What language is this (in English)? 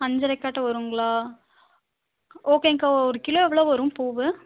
Tamil